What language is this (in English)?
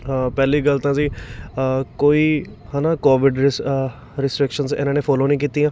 Punjabi